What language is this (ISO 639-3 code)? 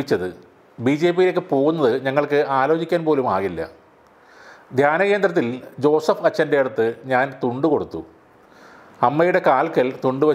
ara